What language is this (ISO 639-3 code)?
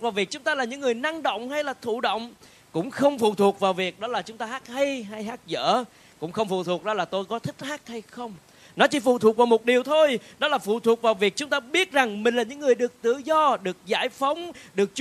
vie